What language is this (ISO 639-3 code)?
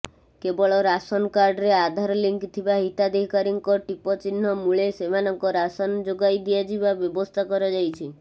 ori